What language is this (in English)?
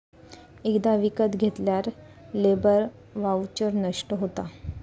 Marathi